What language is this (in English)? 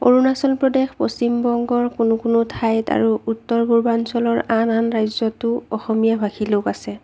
Assamese